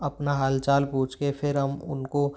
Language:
Hindi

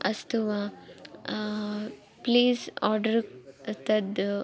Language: Sanskrit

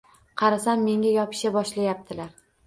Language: Uzbek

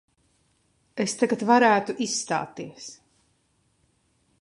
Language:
Latvian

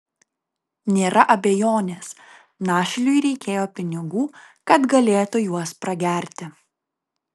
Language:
Lithuanian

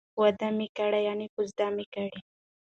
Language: Pashto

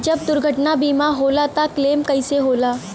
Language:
Bhojpuri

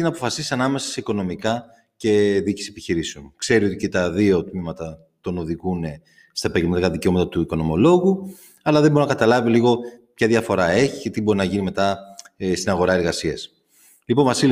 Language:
Greek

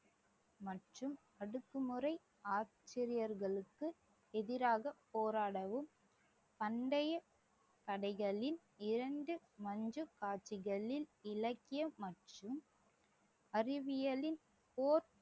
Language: Tamil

